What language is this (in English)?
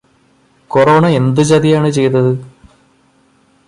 Malayalam